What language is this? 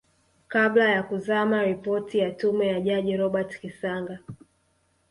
Swahili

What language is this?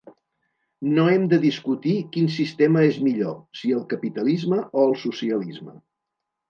Catalan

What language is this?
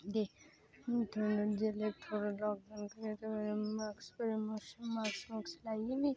Dogri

